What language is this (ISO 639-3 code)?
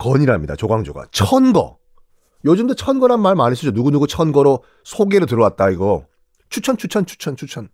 kor